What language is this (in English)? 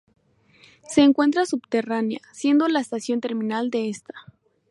Spanish